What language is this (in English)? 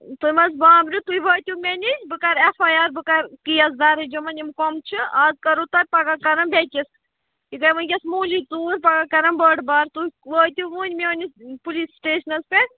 Kashmiri